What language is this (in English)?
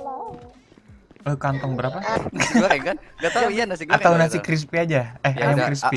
Indonesian